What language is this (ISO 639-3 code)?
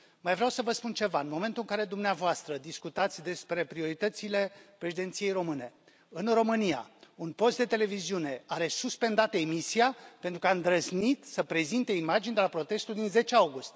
ron